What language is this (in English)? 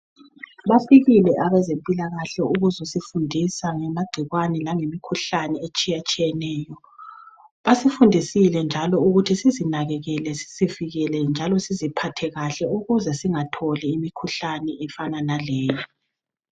North Ndebele